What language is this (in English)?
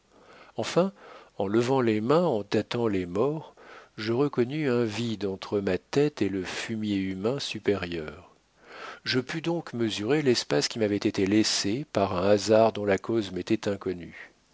French